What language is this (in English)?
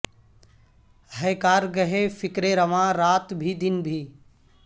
Urdu